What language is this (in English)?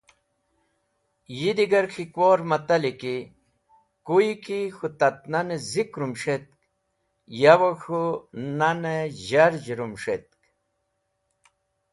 Wakhi